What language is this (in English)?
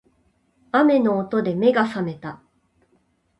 Japanese